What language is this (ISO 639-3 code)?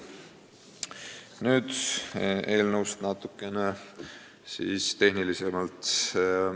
est